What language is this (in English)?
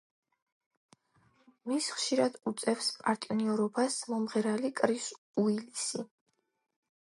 Georgian